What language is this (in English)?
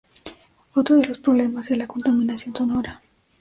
Spanish